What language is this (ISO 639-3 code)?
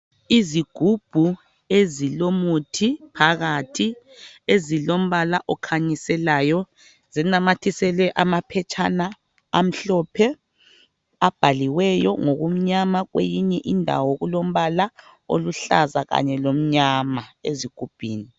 nde